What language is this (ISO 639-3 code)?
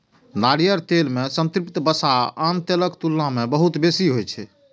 mai